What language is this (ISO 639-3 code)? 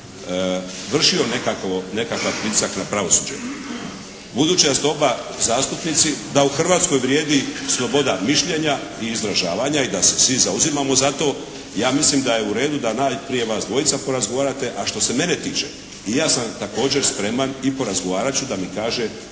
hrv